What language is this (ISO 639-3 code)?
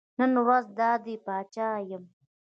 pus